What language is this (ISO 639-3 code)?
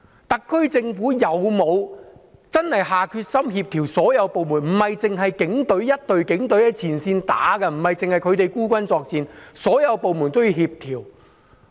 yue